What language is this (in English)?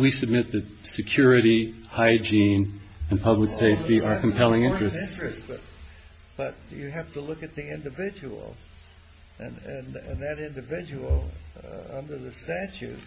English